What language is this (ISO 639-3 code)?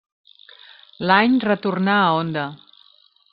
cat